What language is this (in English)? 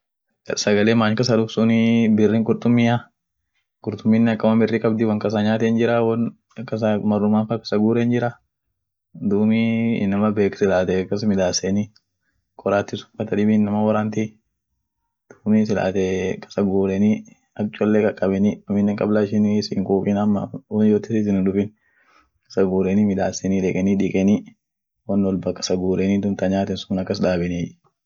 Orma